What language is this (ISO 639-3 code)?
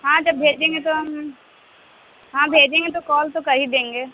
urd